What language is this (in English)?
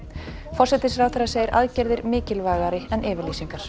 Icelandic